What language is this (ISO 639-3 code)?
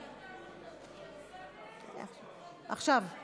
heb